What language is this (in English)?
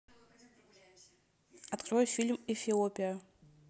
Russian